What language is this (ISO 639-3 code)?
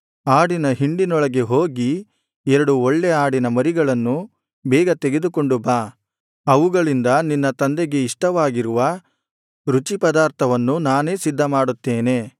kan